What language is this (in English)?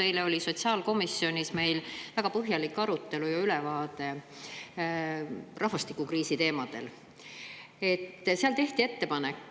Estonian